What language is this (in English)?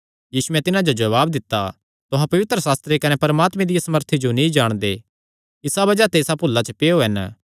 Kangri